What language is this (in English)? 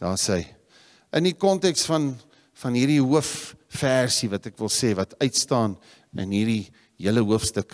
Dutch